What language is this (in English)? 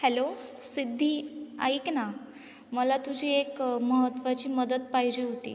Marathi